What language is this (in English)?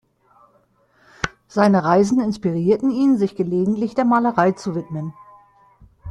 German